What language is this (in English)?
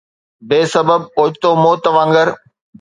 Sindhi